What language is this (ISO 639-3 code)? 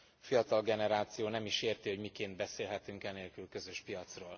hun